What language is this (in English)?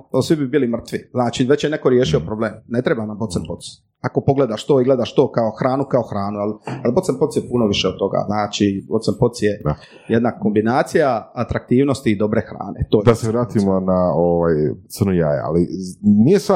Croatian